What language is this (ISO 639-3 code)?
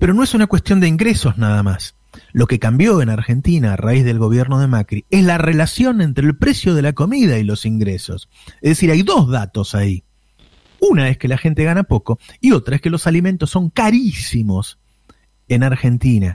spa